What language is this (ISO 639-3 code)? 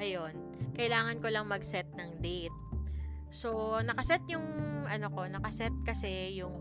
fil